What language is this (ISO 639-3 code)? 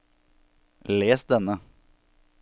nor